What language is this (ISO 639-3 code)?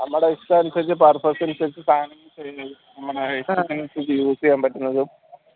mal